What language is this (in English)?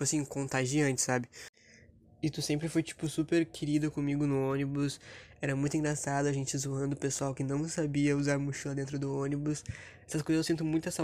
Portuguese